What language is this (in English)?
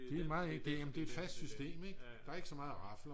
Danish